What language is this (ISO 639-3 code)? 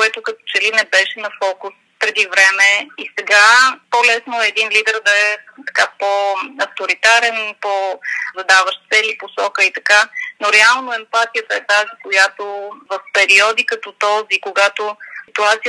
bul